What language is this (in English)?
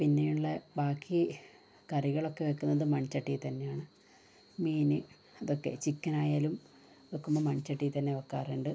Malayalam